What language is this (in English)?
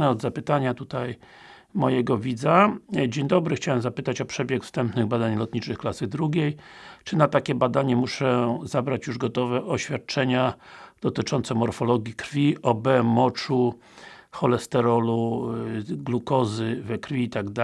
Polish